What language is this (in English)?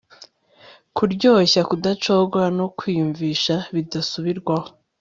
Kinyarwanda